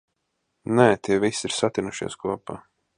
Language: Latvian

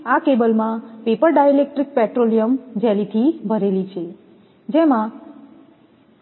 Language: Gujarati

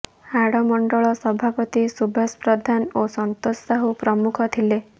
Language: Odia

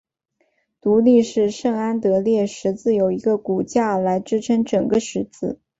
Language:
Chinese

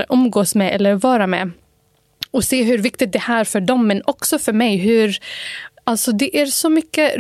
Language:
Swedish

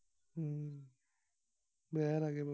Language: Assamese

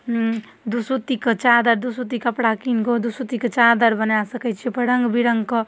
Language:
Maithili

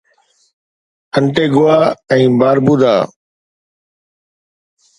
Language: Sindhi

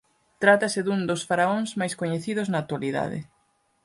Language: Galician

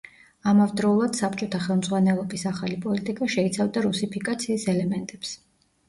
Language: Georgian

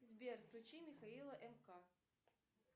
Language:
Russian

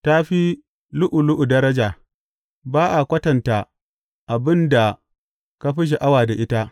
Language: Hausa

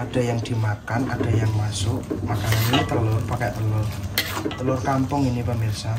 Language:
Indonesian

